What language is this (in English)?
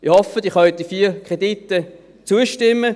Swiss German